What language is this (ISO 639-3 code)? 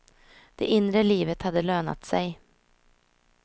swe